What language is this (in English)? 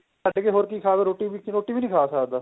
Punjabi